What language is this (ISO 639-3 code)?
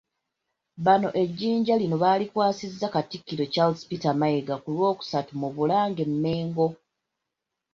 lug